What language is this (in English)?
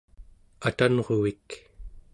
Central Yupik